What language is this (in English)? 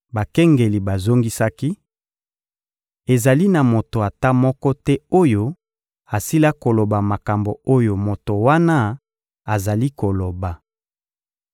Lingala